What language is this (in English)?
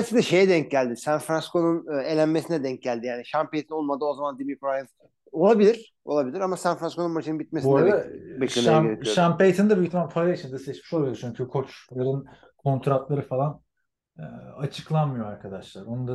Turkish